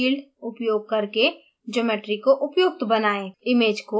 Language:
Hindi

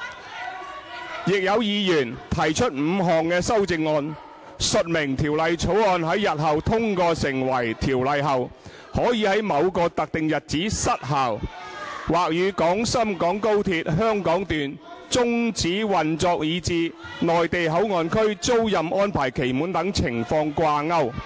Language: Cantonese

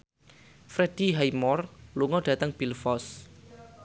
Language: Javanese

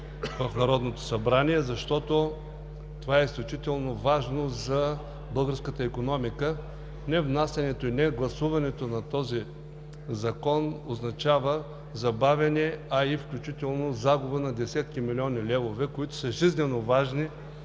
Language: Bulgarian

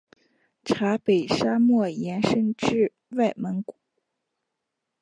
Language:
Chinese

